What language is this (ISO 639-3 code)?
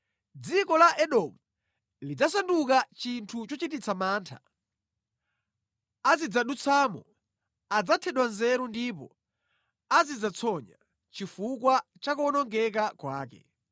nya